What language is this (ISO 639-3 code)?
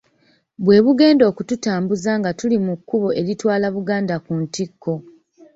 lug